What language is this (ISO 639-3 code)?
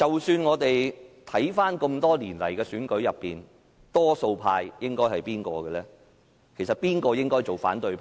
yue